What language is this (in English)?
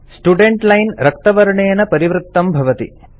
Sanskrit